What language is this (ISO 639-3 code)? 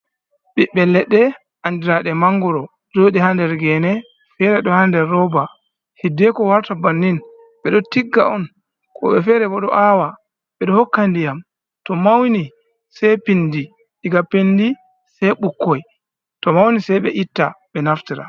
ful